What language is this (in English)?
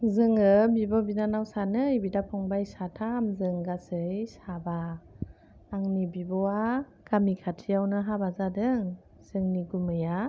Bodo